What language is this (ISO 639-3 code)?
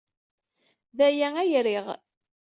kab